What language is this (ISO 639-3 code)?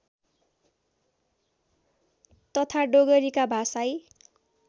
nep